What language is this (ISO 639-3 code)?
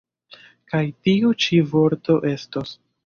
epo